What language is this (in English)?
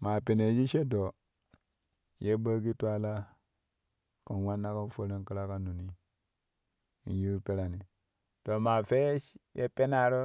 Kushi